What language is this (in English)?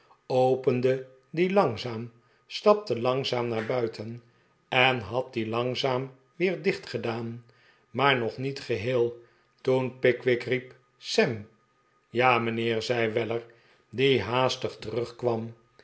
Dutch